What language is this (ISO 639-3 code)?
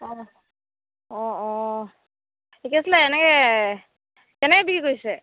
asm